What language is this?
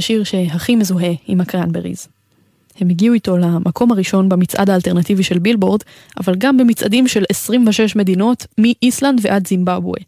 Hebrew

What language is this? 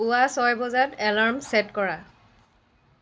Assamese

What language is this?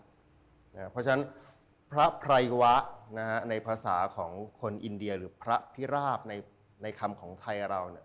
Thai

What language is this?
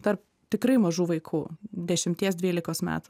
Lithuanian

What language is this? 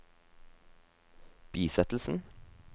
Norwegian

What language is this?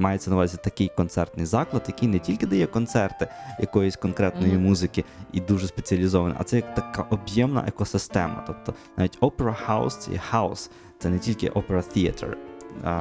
Ukrainian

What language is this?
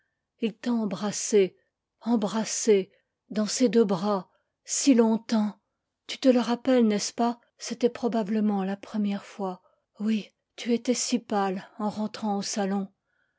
French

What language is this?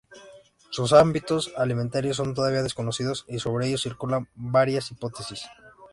Spanish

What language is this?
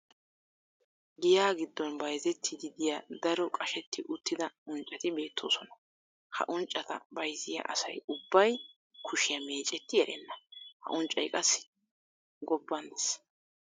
Wolaytta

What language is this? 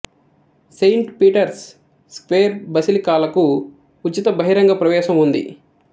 Telugu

